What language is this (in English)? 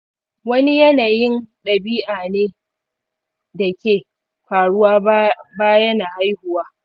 Hausa